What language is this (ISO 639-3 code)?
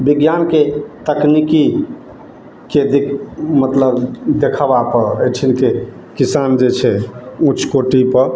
mai